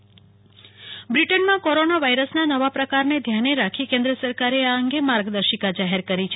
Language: Gujarati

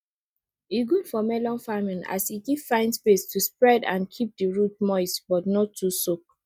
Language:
Nigerian Pidgin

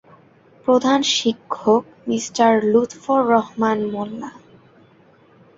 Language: Bangla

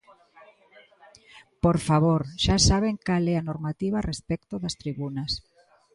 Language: Galician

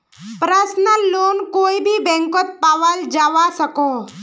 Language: Magahi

